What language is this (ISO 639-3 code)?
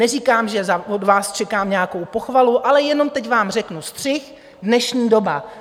ces